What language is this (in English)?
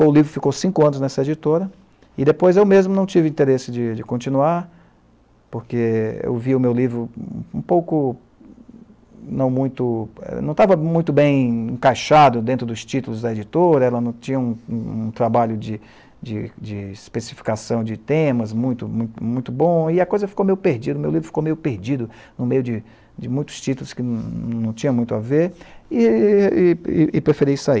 Portuguese